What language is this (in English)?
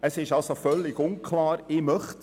Swiss German